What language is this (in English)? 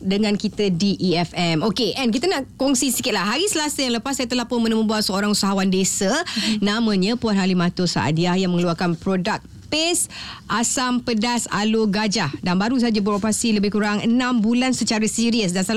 Malay